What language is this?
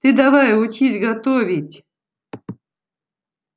Russian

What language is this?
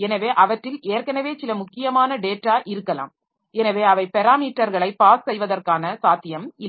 Tamil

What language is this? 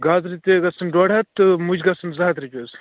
Kashmiri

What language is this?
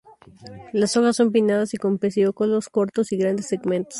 Spanish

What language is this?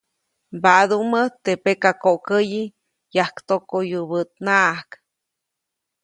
Copainalá Zoque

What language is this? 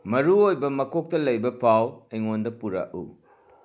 Manipuri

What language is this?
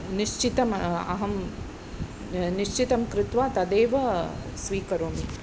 Sanskrit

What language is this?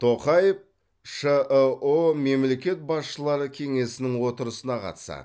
Kazakh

